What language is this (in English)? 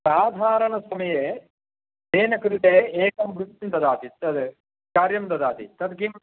Sanskrit